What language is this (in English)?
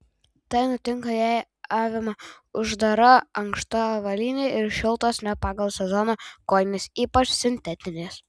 Lithuanian